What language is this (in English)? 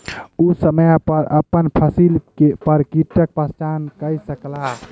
Maithili